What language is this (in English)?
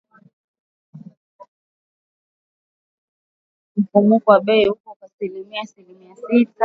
Swahili